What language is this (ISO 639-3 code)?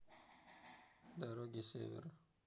rus